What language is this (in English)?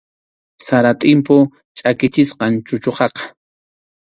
Arequipa-La Unión Quechua